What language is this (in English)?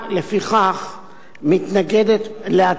Hebrew